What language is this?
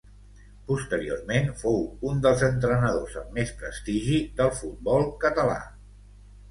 Catalan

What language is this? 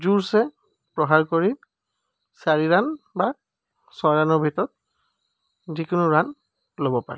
Assamese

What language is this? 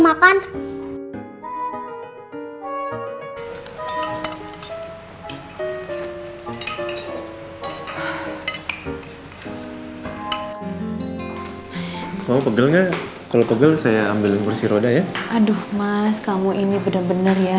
Indonesian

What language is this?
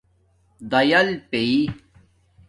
Domaaki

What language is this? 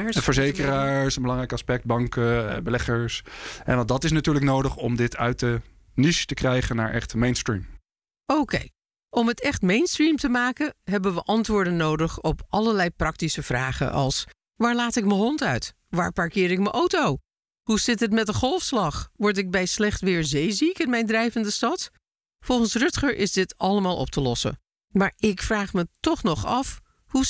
Dutch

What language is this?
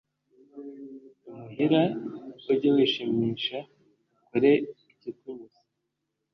Kinyarwanda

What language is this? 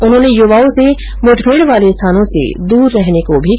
Hindi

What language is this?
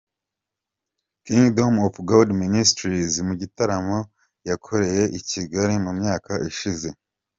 Kinyarwanda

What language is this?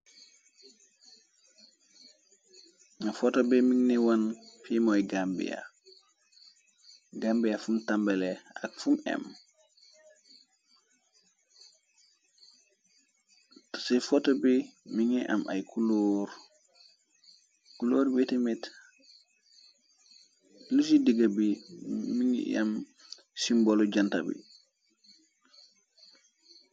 Wolof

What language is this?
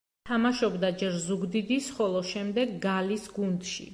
Georgian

